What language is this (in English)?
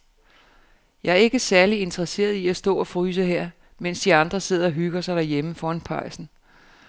Danish